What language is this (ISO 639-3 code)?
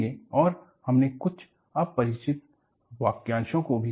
hin